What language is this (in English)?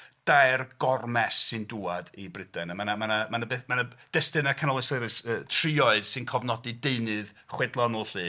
Welsh